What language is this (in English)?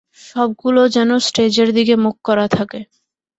Bangla